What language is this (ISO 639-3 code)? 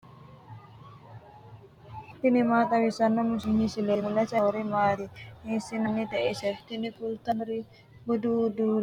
sid